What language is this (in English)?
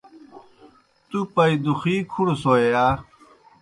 Kohistani Shina